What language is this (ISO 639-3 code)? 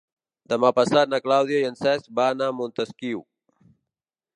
cat